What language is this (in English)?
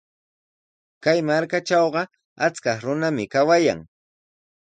Sihuas Ancash Quechua